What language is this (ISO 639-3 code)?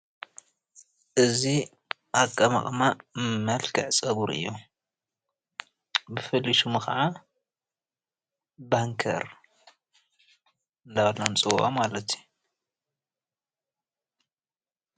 tir